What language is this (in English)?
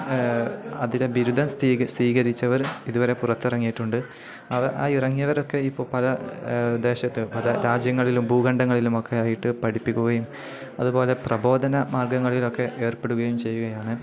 Malayalam